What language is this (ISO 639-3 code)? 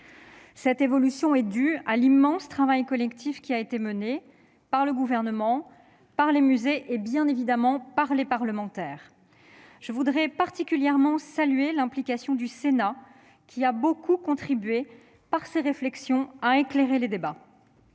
fra